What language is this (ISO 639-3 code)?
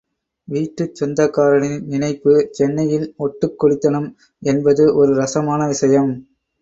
tam